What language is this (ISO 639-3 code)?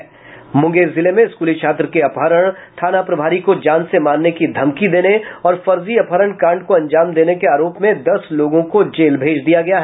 hin